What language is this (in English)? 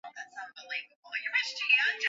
Swahili